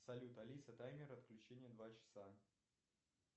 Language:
Russian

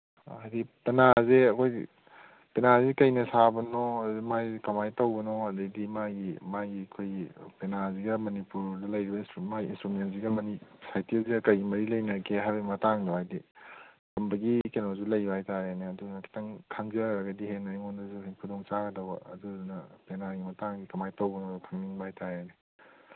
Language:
Manipuri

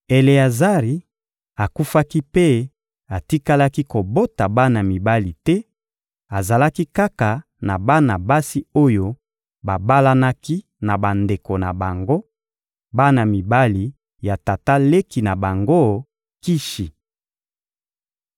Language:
Lingala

